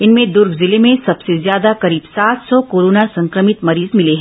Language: Hindi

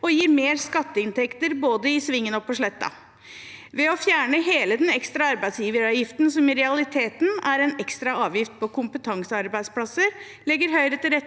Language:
Norwegian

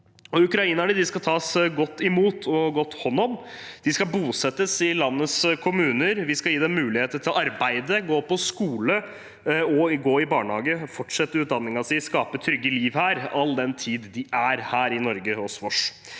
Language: Norwegian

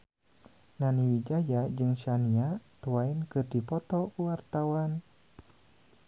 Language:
Sundanese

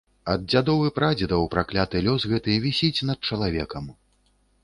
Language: Belarusian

